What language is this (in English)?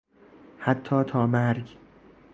Persian